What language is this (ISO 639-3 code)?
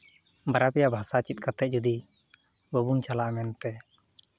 sat